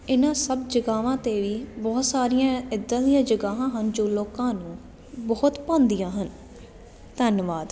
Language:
Punjabi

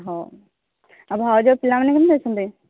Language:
Odia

